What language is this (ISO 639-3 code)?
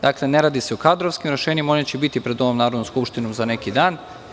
srp